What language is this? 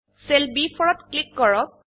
Assamese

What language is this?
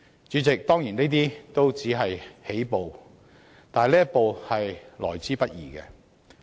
Cantonese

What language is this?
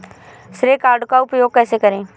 Hindi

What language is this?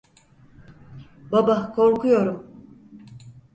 Turkish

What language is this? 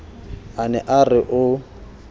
Southern Sotho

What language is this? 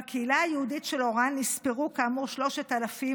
Hebrew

